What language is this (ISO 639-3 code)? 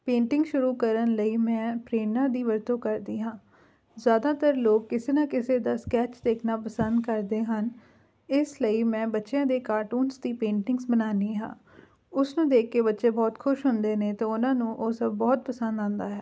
pan